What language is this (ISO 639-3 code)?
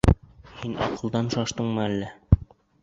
bak